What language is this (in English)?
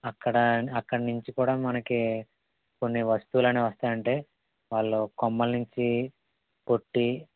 Telugu